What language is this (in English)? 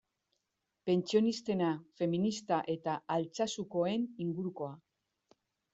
Basque